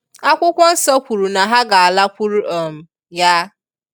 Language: Igbo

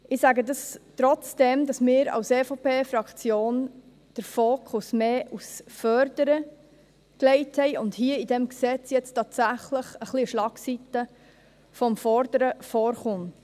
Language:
Swiss German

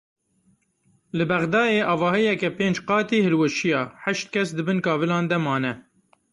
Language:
Kurdish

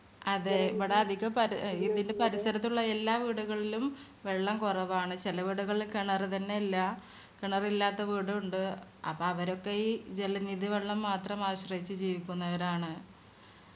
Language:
Malayalam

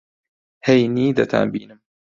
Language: Central Kurdish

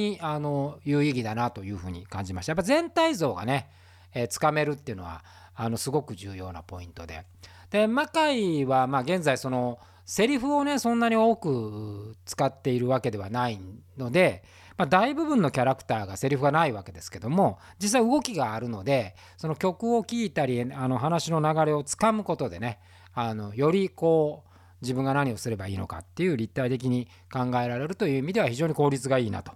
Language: Japanese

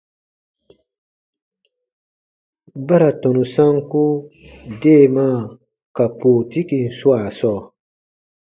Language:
Baatonum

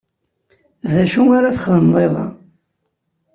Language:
Kabyle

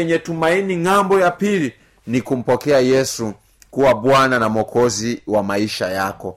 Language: Swahili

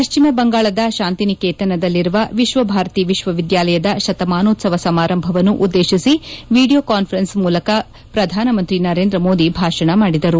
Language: Kannada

